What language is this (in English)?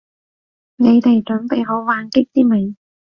Cantonese